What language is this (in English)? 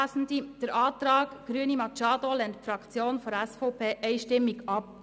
Swiss German